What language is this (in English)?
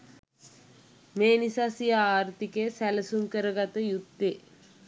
Sinhala